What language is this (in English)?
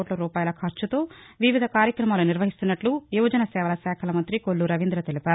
Telugu